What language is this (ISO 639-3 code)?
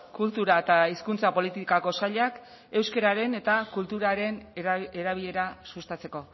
eus